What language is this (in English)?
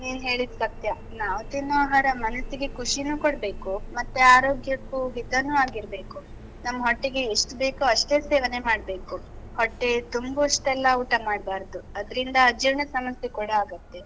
Kannada